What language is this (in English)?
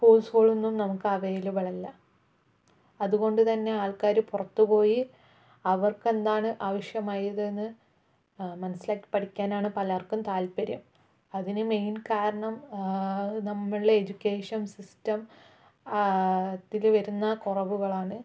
Malayalam